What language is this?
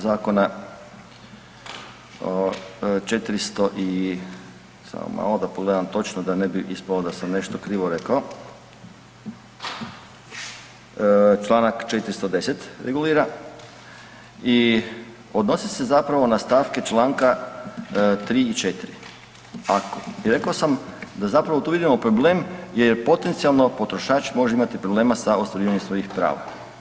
Croatian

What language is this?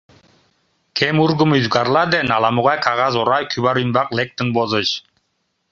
Mari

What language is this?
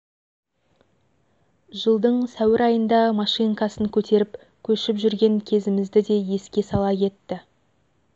Kazakh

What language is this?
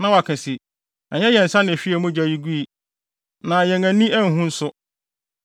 Akan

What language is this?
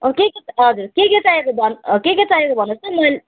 Nepali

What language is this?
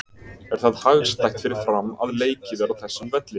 Icelandic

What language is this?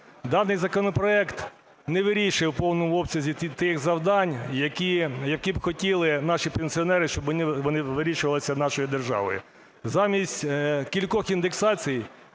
Ukrainian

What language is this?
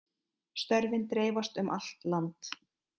Icelandic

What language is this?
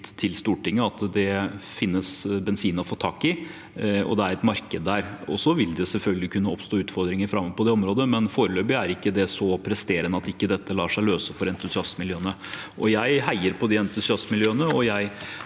Norwegian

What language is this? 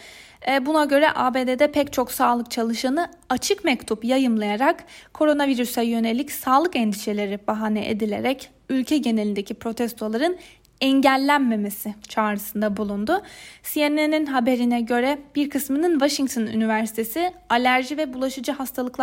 Turkish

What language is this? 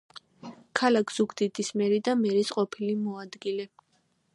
Georgian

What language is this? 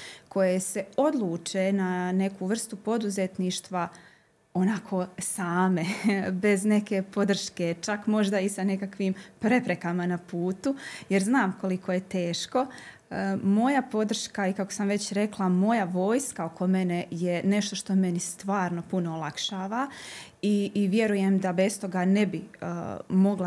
Croatian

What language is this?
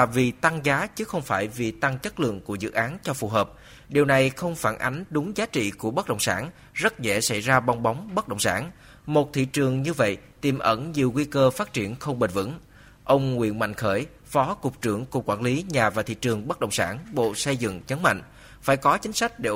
Vietnamese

